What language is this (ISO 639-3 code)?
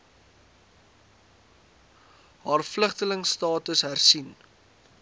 afr